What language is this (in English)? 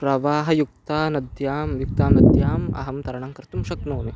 Sanskrit